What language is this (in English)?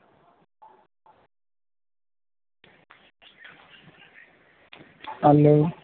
Gujarati